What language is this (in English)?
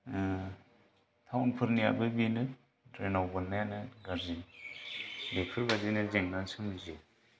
Bodo